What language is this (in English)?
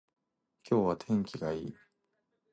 Japanese